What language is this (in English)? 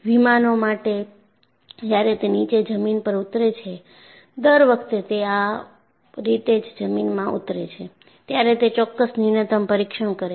Gujarati